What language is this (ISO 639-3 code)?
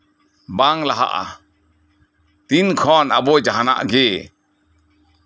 sat